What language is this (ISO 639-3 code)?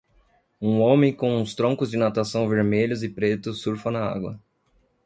por